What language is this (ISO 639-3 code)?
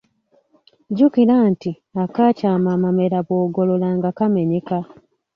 lug